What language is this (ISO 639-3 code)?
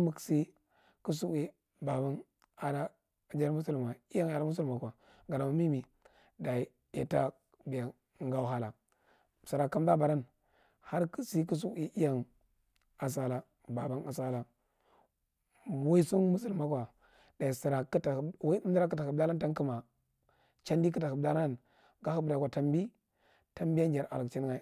mrt